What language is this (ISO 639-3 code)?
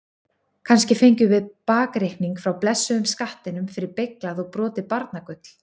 isl